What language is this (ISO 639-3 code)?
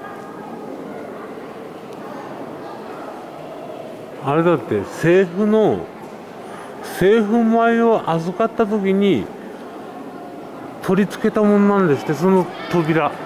jpn